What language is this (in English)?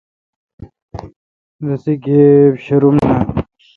Kalkoti